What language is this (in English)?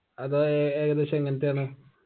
Malayalam